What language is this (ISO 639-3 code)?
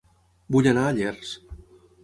cat